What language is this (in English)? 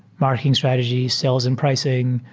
English